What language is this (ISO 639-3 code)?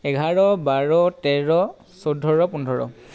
asm